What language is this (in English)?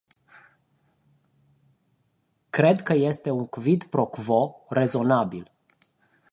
Romanian